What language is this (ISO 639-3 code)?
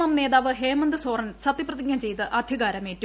mal